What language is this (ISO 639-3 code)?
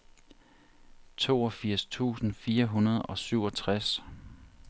dan